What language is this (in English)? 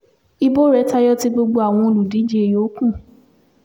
Yoruba